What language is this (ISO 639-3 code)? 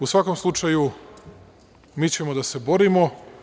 srp